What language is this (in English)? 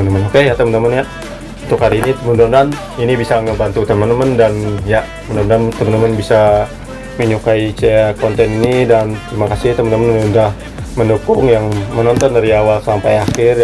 Indonesian